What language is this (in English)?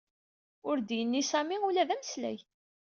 Kabyle